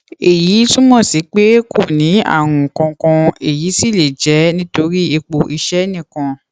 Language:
Yoruba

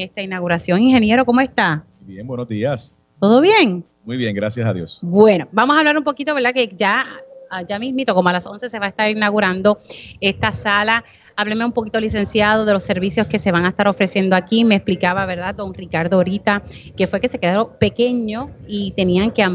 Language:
Spanish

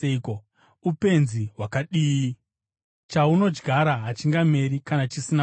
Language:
Shona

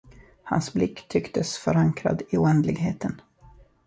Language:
Swedish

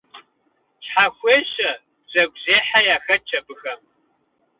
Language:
Kabardian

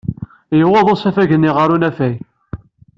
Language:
Kabyle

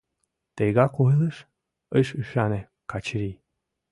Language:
Mari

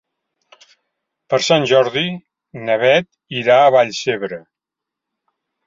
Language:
Catalan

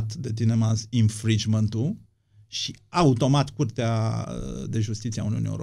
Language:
Romanian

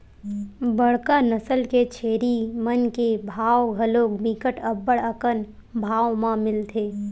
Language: Chhattisgarhi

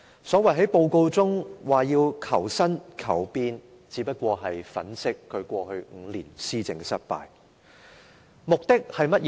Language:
Cantonese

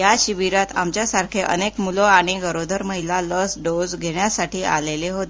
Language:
Marathi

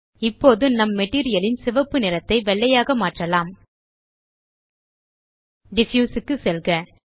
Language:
Tamil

